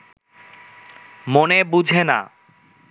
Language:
Bangla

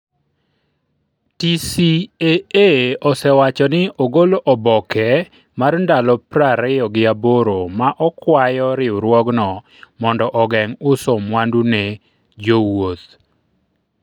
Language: Luo (Kenya and Tanzania)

